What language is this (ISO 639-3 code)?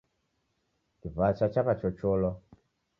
dav